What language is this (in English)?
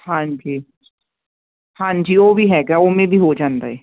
Punjabi